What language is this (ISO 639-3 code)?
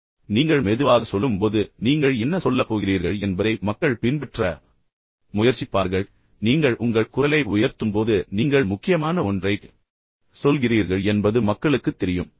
tam